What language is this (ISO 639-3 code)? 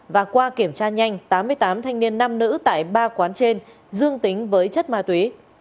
vie